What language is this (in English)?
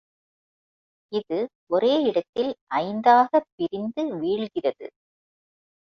Tamil